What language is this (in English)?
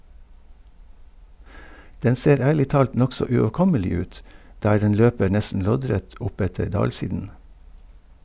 Norwegian